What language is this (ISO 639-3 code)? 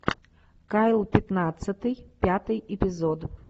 rus